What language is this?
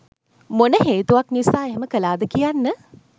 Sinhala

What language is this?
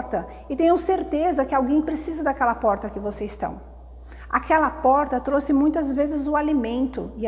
Portuguese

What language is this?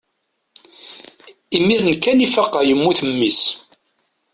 Kabyle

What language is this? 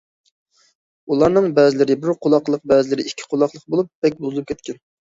Uyghur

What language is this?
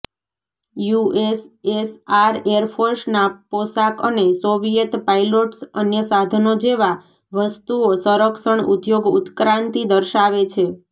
Gujarati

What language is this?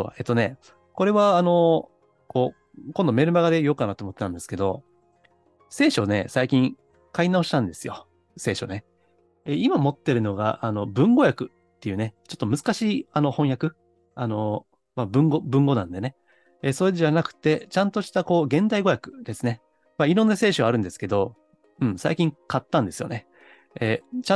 Japanese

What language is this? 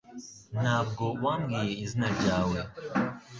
Kinyarwanda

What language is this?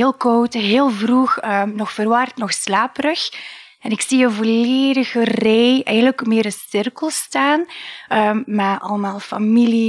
Dutch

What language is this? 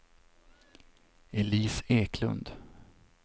Swedish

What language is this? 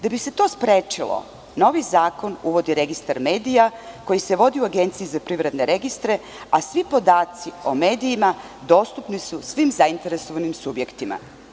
Serbian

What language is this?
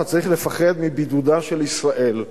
Hebrew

